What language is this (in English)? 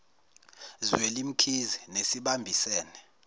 Zulu